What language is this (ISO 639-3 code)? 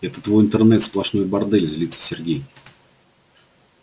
rus